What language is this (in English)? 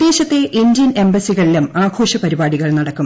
Malayalam